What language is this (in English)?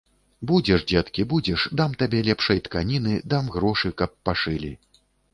Belarusian